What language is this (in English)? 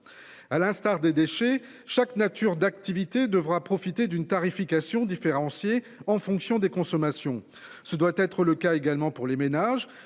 French